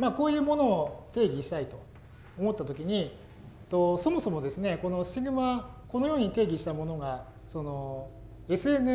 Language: Japanese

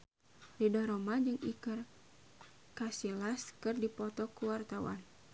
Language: Sundanese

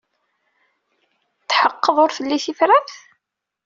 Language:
Kabyle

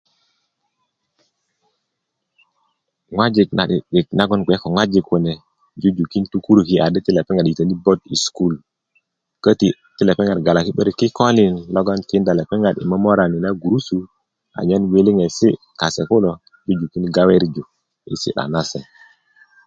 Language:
Kuku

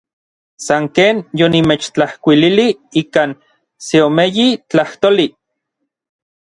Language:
Orizaba Nahuatl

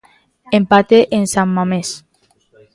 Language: Galician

